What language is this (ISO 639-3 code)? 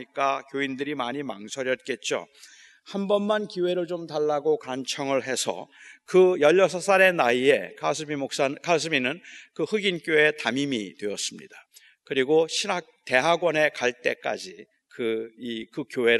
kor